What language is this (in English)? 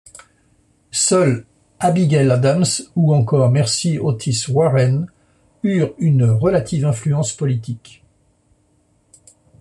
French